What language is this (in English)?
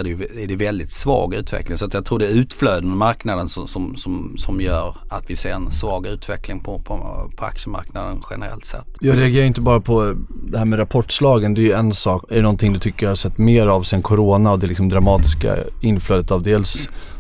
Swedish